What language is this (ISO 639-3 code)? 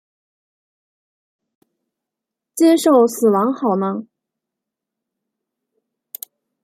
zho